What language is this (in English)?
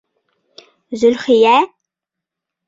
Bashkir